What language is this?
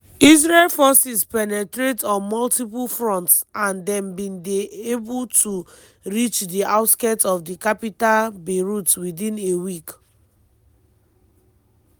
Nigerian Pidgin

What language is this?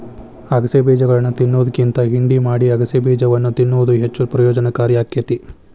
Kannada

